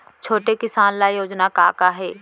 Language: Chhattisgarhi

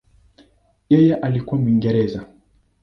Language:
Swahili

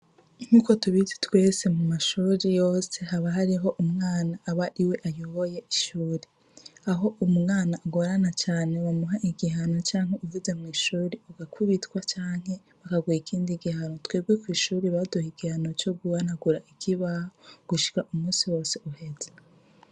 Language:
Rundi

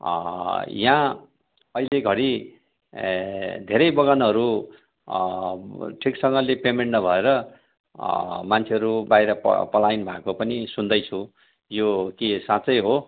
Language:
Nepali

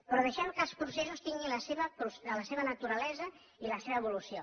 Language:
Catalan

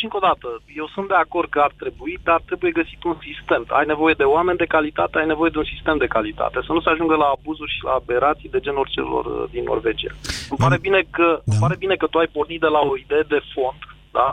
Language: Romanian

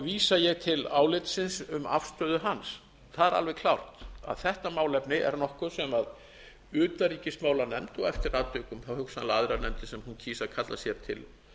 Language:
Icelandic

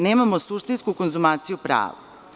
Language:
Serbian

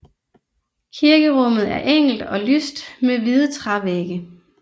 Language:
Danish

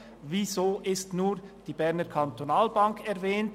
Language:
Swiss German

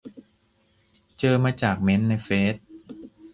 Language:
Thai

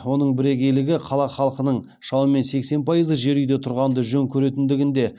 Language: Kazakh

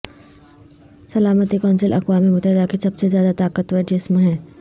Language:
Urdu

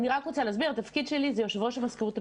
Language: Hebrew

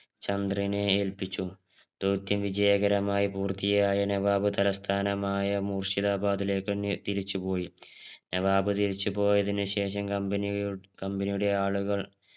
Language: Malayalam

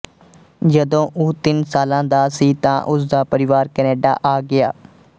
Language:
Punjabi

